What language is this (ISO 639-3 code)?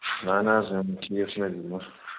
kas